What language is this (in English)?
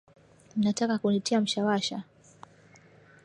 Swahili